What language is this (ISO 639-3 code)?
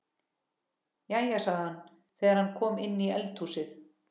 isl